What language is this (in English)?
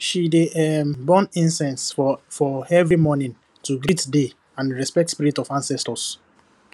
Nigerian Pidgin